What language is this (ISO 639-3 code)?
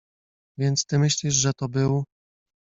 pol